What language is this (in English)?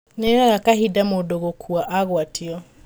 Kikuyu